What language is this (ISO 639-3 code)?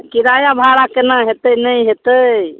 mai